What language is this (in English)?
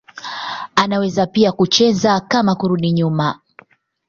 Swahili